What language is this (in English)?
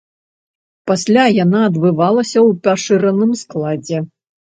Belarusian